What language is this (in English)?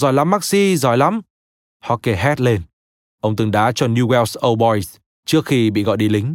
Vietnamese